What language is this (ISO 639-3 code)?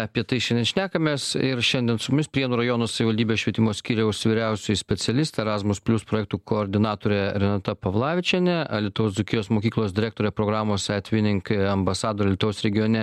lit